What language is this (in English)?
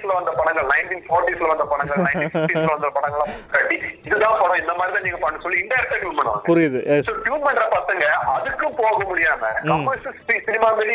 Tamil